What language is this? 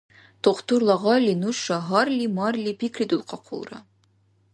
Dargwa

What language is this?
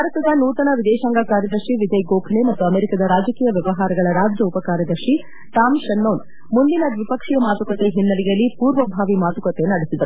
Kannada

